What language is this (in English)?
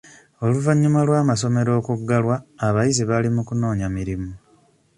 Ganda